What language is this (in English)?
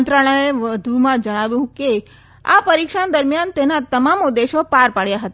Gujarati